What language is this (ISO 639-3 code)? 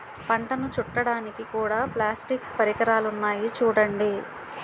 tel